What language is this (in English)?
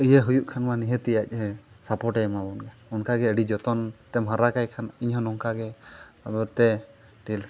Santali